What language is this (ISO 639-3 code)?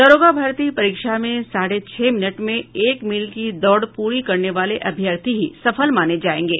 hin